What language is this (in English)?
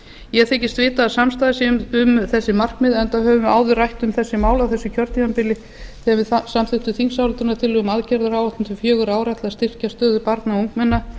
Icelandic